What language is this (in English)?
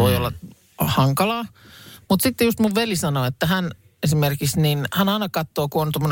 Finnish